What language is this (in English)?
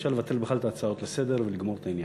Hebrew